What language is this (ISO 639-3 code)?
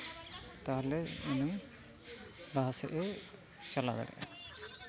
sat